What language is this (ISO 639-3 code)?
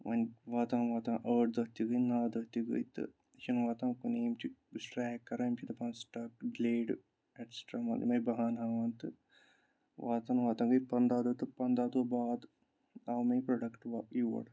kas